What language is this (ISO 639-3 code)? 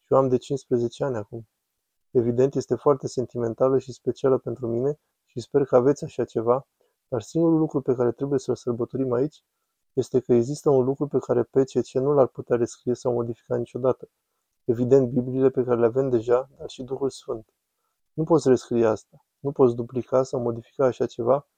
ron